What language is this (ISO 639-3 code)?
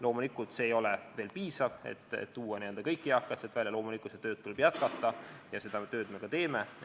est